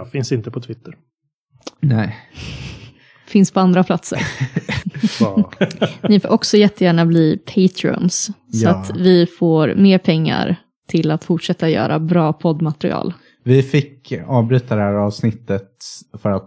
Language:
Swedish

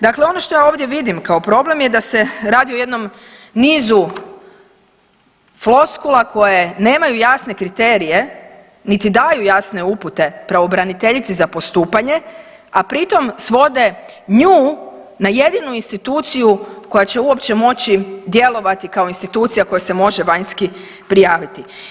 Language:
Croatian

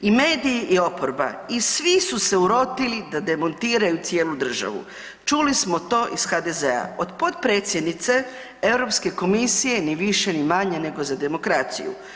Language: Croatian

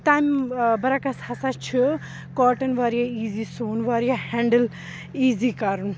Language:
Kashmiri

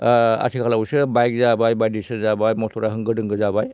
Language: Bodo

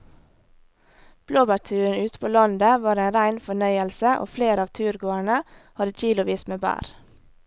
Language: Norwegian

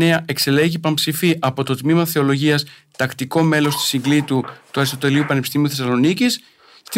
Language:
Greek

